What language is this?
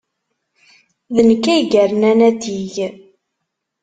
Kabyle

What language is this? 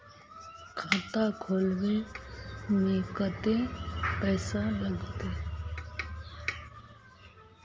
Magahi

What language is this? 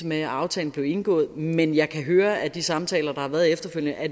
Danish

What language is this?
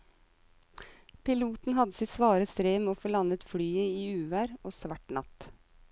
Norwegian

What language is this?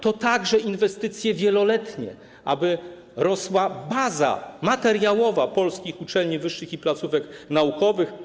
Polish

